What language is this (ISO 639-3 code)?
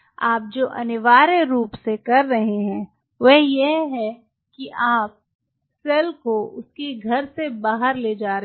hin